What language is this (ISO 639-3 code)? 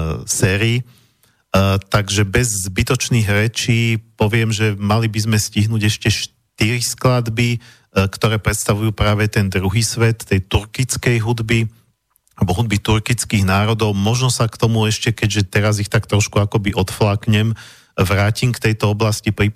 slk